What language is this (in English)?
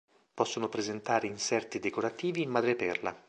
Italian